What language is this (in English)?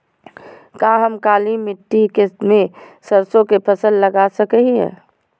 Magahi